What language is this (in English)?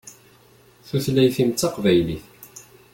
Kabyle